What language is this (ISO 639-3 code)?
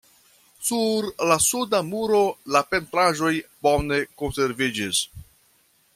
epo